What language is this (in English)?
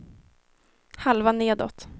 Swedish